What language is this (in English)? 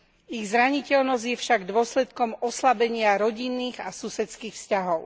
Slovak